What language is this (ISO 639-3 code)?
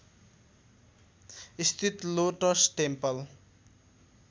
nep